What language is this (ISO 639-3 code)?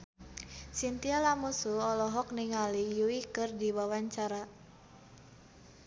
sun